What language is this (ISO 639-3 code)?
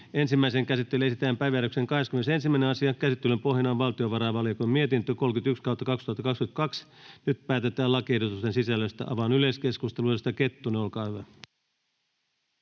fin